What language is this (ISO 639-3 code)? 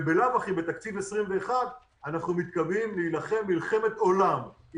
heb